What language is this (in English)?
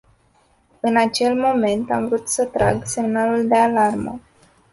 Romanian